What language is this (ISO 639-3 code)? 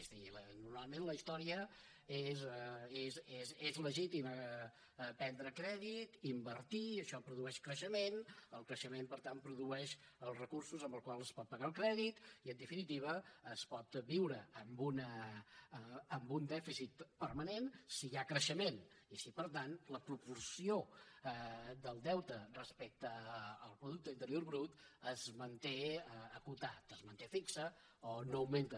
cat